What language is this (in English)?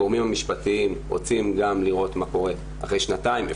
Hebrew